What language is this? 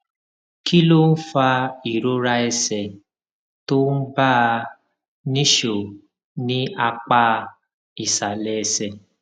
Yoruba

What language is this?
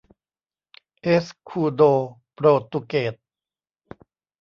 Thai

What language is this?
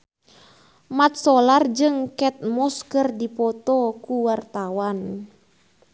Sundanese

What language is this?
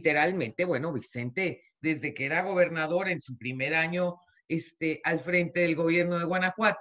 Spanish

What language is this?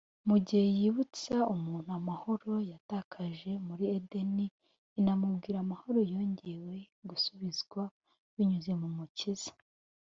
Kinyarwanda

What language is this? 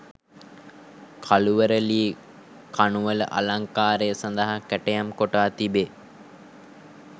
Sinhala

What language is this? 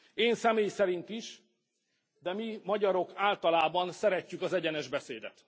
Hungarian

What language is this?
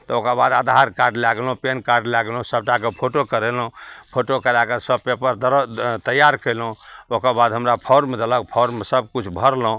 Maithili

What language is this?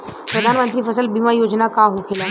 Bhojpuri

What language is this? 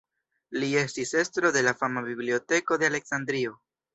Esperanto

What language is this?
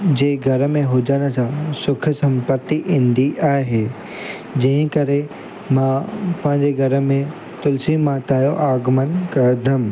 Sindhi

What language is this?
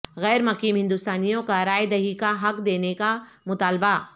Urdu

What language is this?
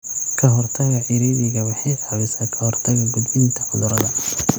Somali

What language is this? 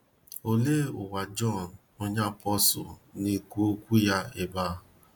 Igbo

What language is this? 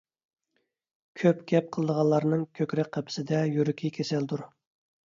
Uyghur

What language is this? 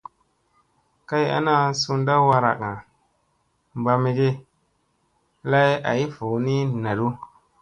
Musey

